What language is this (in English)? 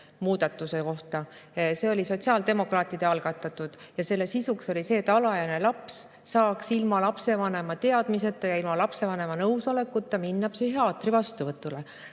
Estonian